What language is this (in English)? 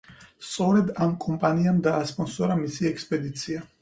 Georgian